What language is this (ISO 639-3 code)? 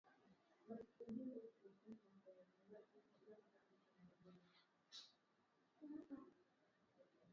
swa